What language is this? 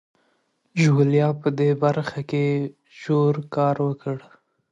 Pashto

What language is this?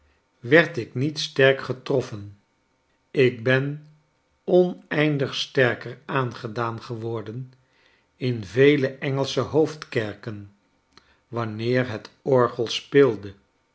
Dutch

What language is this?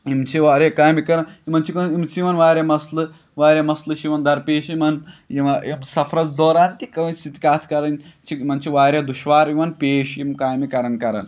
Kashmiri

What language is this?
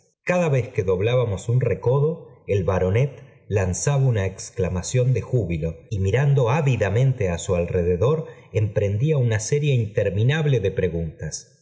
Spanish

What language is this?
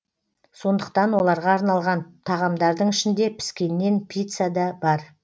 Kazakh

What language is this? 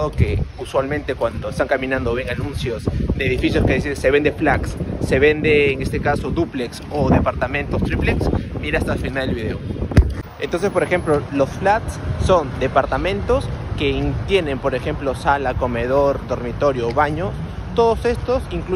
Spanish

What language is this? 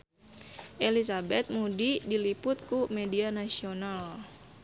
Sundanese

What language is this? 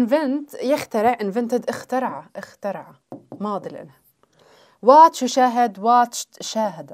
Arabic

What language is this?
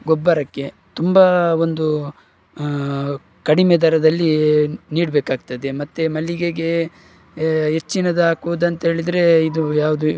Kannada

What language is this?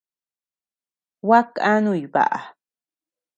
Tepeuxila Cuicatec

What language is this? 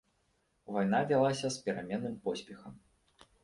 Belarusian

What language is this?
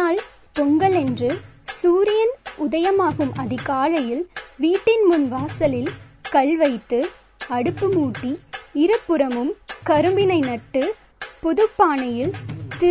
Tamil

